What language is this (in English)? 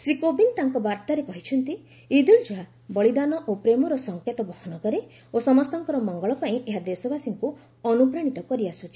Odia